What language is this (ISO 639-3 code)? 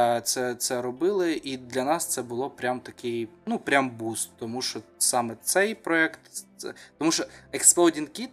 ukr